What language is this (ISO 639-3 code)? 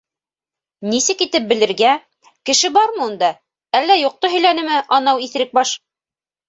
bak